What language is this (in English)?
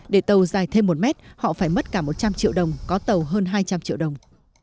Vietnamese